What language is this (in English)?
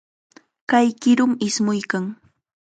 Chiquián Ancash Quechua